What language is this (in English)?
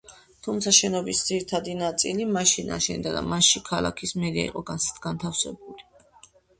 Georgian